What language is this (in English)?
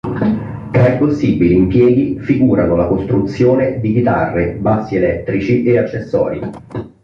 Italian